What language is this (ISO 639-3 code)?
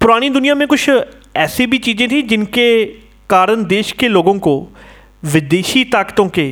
hin